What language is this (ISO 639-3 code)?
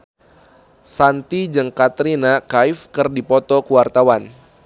sun